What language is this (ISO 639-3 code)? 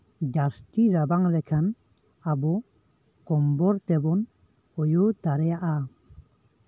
sat